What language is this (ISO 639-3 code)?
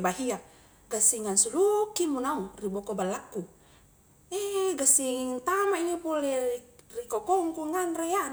kjk